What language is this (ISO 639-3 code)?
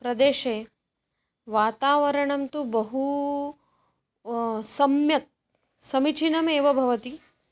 san